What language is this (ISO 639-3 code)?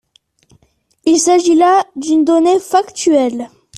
fra